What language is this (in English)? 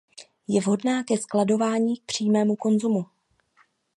Czech